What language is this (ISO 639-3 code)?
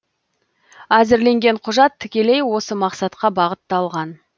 kaz